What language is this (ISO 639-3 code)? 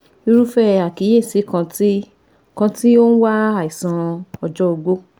yor